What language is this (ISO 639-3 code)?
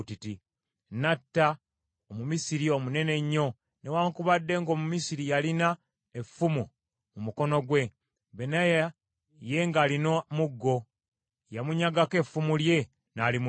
lug